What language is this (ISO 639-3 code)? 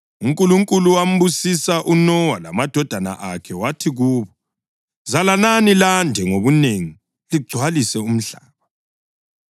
nde